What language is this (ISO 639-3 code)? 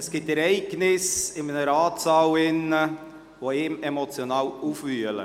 gsw